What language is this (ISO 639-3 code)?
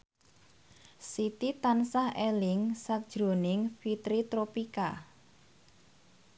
jav